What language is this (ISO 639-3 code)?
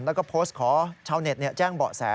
tha